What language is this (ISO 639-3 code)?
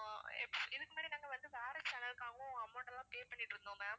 tam